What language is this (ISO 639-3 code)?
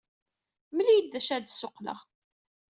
kab